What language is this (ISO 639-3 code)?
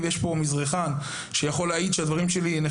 heb